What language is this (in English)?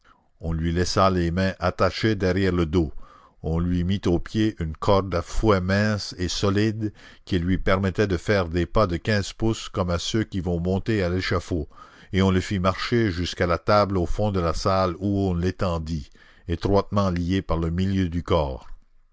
French